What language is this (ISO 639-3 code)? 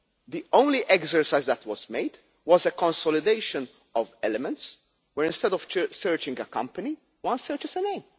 eng